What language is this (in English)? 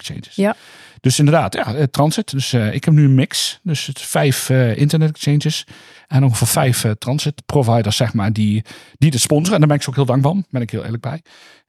Dutch